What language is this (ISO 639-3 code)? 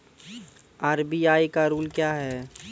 mai